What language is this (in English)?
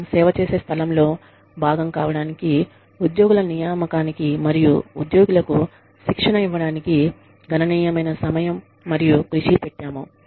Telugu